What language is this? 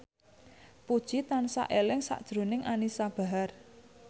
Javanese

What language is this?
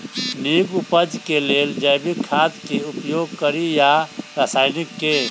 Maithili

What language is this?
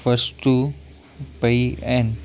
Sindhi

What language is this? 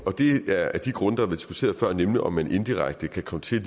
Danish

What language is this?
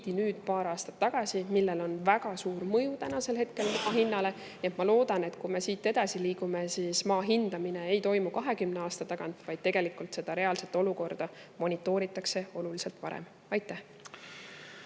Estonian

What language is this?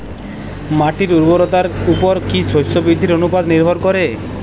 Bangla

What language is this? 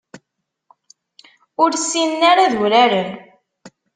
Kabyle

